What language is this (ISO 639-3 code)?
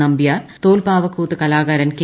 mal